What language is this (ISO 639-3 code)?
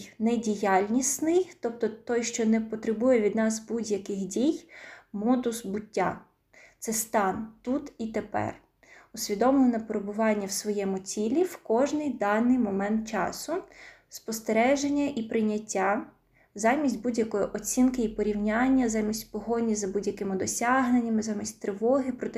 ukr